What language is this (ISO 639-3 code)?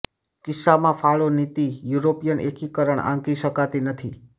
guj